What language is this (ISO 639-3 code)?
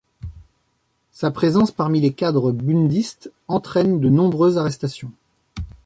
fra